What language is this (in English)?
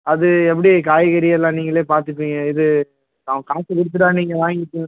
Tamil